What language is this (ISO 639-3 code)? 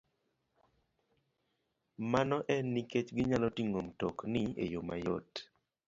luo